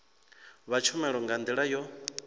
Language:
Venda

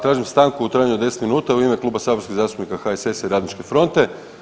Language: Croatian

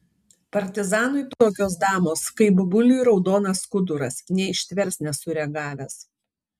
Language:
Lithuanian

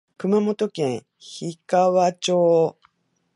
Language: Japanese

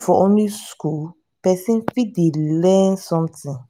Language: Nigerian Pidgin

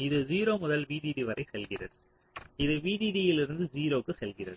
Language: Tamil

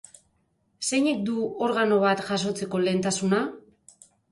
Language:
Basque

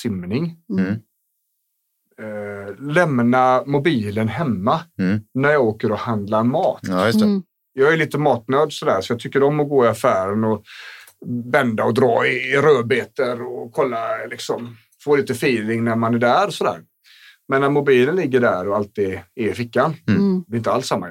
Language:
Swedish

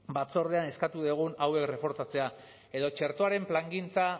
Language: Basque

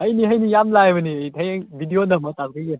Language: Manipuri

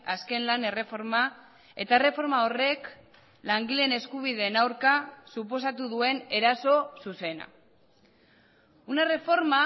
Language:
Basque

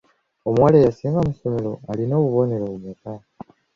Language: Ganda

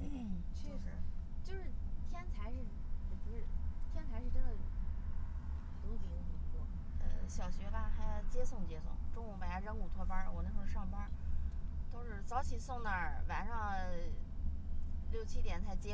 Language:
Chinese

